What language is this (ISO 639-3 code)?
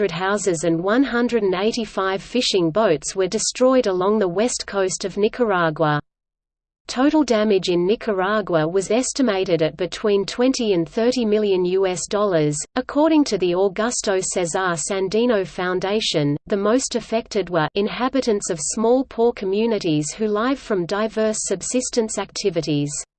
eng